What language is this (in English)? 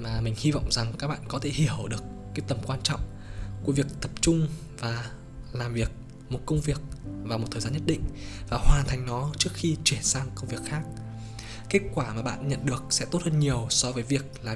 Vietnamese